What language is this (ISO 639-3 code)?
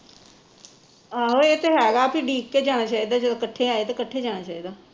pan